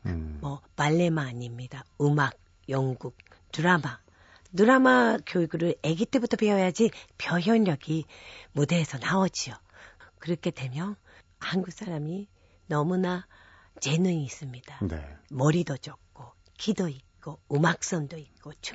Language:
Korean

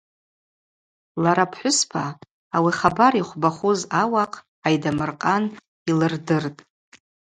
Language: Abaza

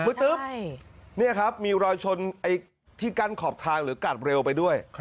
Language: Thai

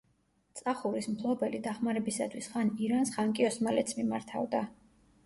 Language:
Georgian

